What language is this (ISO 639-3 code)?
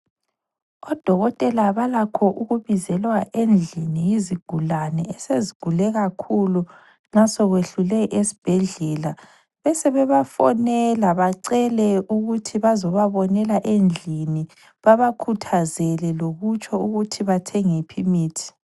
nde